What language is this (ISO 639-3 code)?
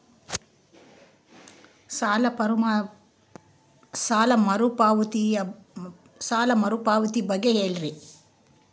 kan